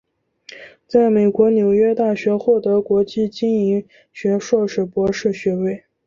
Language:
Chinese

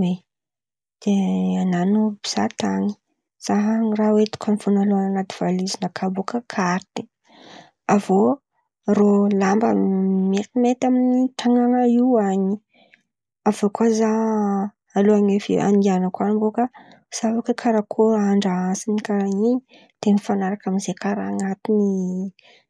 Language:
Antankarana Malagasy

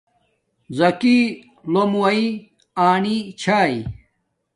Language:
Domaaki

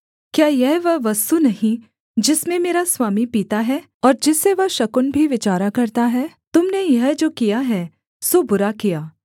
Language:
Hindi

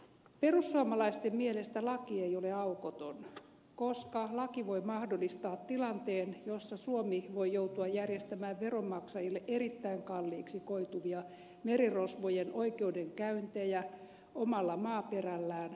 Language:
Finnish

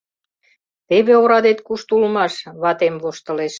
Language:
Mari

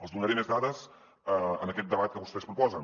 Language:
Catalan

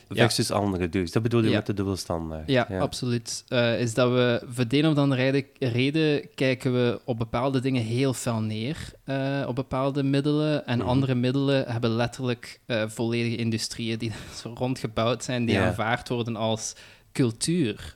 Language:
Dutch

